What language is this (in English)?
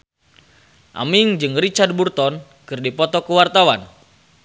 Sundanese